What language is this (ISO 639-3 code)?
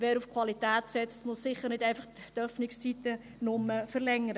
gsw